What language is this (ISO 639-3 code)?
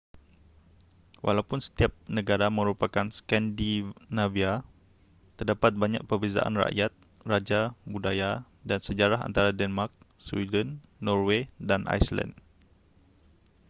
msa